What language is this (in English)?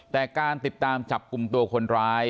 Thai